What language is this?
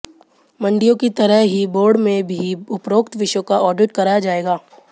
Hindi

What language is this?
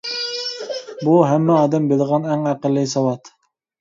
Uyghur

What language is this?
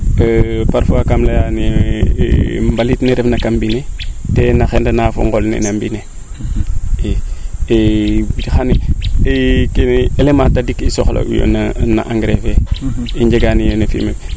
Serer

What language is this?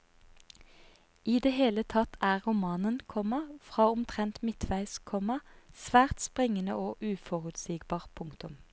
Norwegian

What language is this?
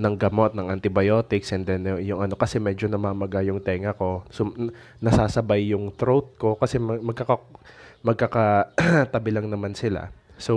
Filipino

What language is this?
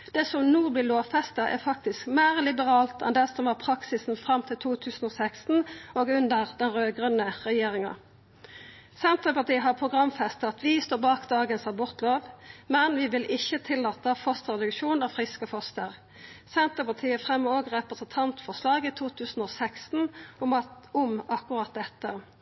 Norwegian Nynorsk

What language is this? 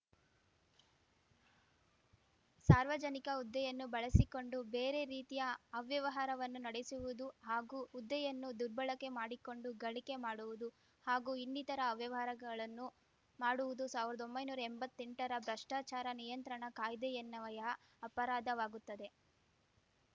Kannada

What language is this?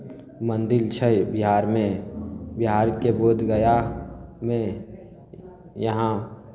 Maithili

